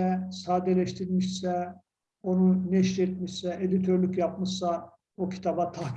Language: Turkish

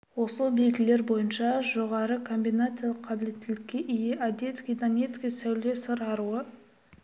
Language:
Kazakh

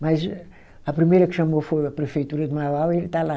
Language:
Portuguese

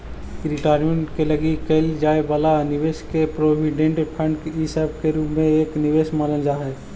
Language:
Magahi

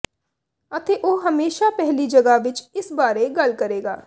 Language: Punjabi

